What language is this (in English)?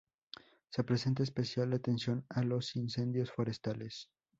Spanish